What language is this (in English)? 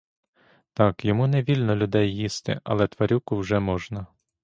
Ukrainian